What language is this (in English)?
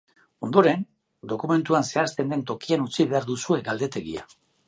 Basque